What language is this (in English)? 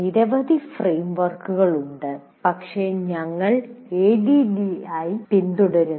Malayalam